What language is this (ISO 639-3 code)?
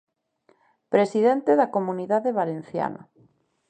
glg